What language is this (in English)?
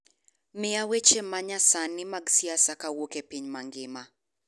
Luo (Kenya and Tanzania)